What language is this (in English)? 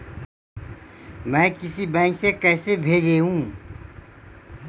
Magahi